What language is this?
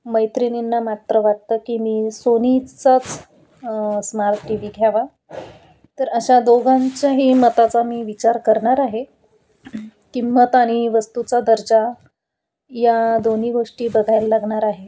Marathi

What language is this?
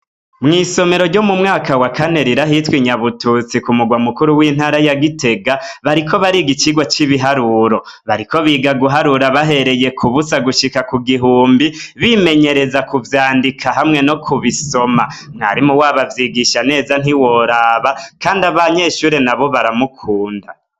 Rundi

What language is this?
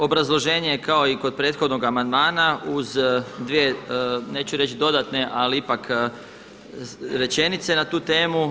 Croatian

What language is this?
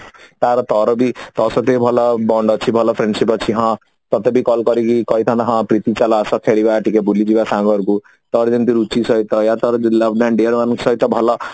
Odia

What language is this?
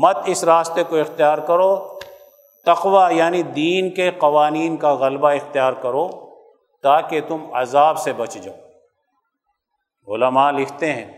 Urdu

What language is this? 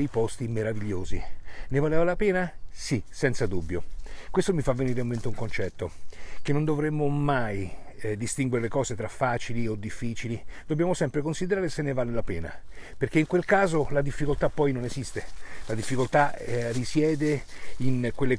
Italian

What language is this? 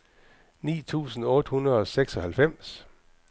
Danish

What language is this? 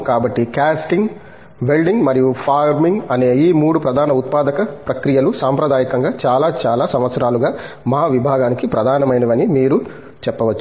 Telugu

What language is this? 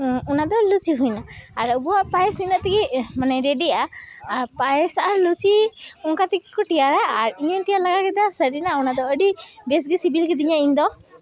Santali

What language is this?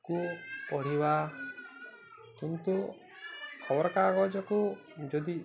Odia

